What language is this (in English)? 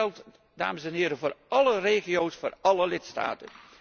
Dutch